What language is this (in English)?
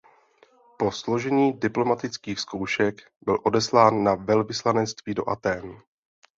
Czech